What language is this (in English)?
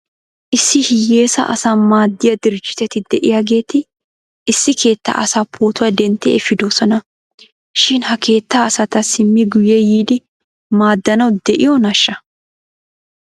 Wolaytta